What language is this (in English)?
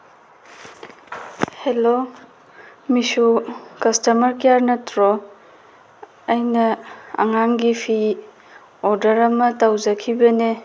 Manipuri